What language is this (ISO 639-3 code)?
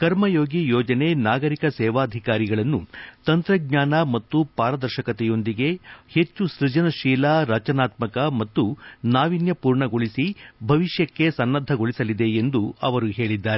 kan